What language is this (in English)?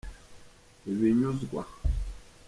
Kinyarwanda